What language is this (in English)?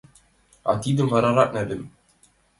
Mari